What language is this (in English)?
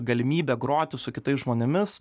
Lithuanian